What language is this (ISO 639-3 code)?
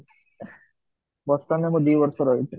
ori